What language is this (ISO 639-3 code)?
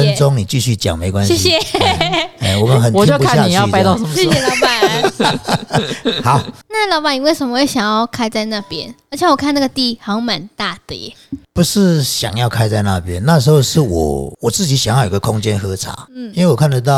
zho